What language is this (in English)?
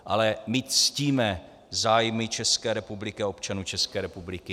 Czech